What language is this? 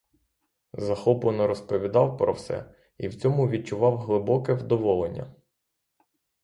Ukrainian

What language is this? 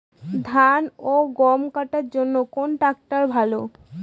Bangla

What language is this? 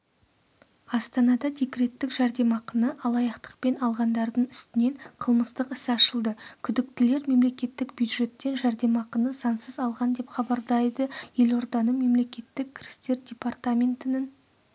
Kazakh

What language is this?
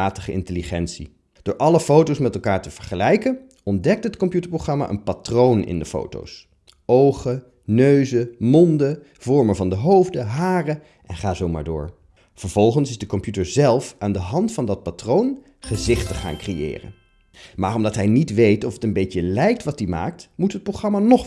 Dutch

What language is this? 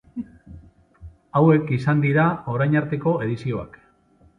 Basque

